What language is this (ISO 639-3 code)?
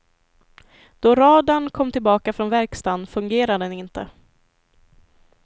swe